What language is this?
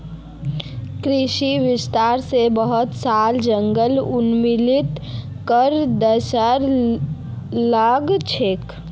Magahi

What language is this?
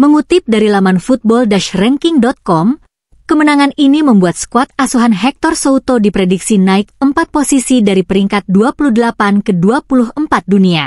Indonesian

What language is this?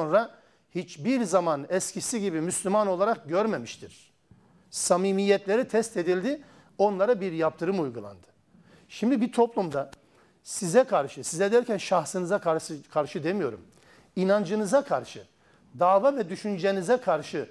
Turkish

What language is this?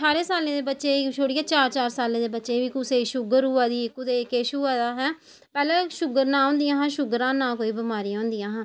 Dogri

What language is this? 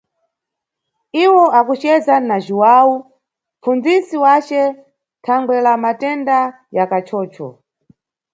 Nyungwe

